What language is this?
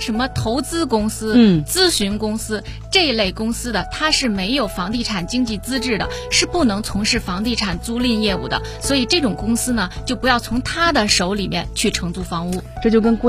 Chinese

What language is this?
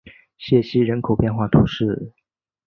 Chinese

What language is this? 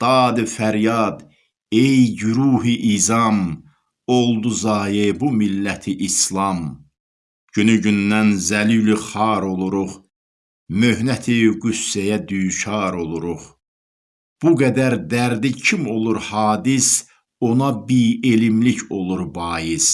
Turkish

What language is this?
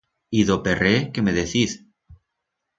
Aragonese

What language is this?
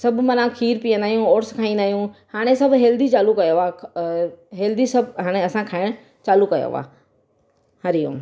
Sindhi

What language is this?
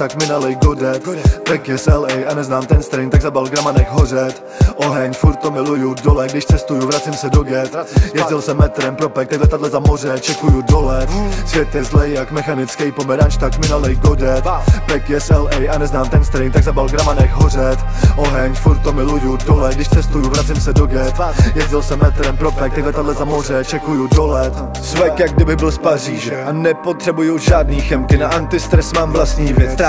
Czech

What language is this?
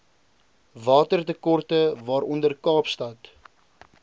Afrikaans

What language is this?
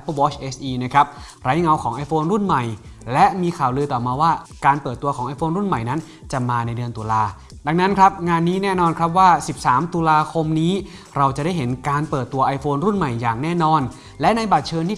Thai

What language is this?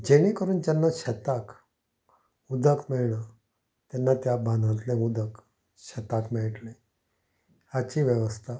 Konkani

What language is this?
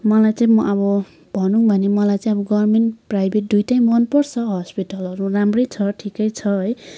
Nepali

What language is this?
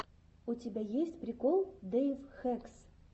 Russian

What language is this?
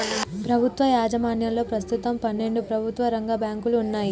Telugu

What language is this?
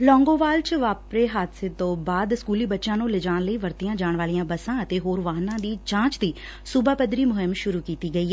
Punjabi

